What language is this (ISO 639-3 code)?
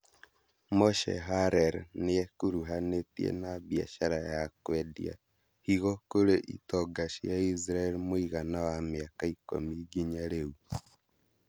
kik